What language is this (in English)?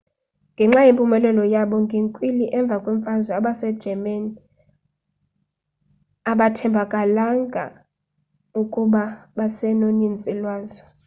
Xhosa